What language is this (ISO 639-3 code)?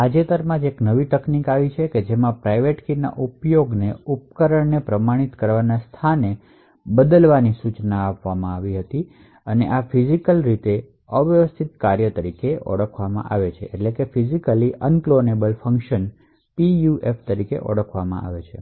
guj